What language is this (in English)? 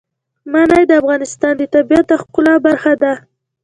Pashto